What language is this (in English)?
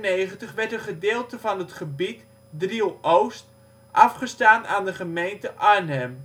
Dutch